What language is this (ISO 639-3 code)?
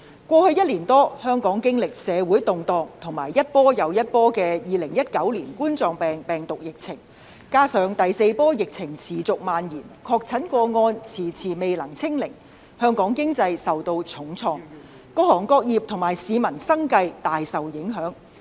yue